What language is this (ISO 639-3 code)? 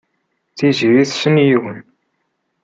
kab